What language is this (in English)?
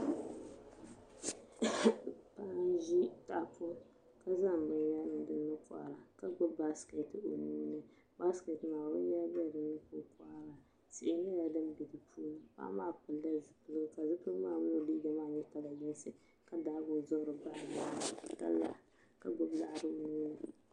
Dagbani